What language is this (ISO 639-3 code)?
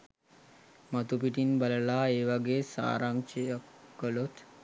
sin